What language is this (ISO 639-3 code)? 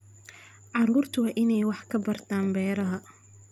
som